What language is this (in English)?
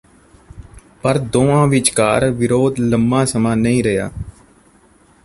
Punjabi